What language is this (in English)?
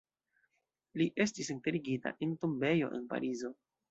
Esperanto